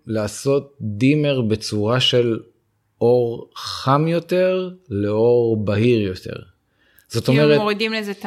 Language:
Hebrew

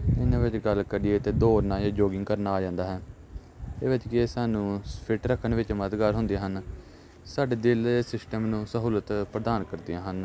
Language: Punjabi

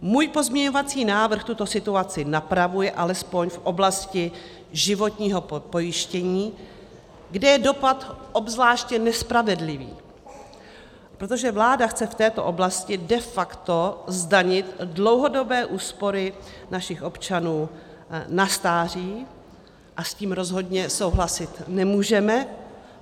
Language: Czech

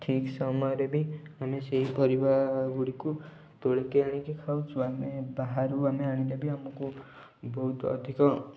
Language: Odia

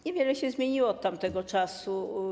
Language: Polish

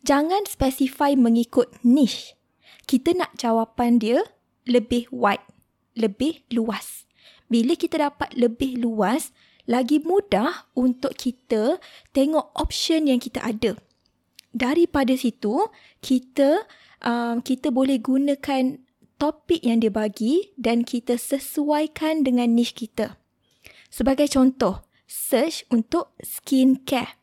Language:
Malay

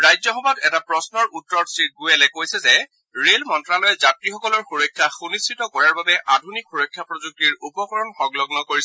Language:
Assamese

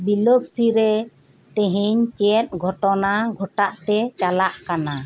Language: Santali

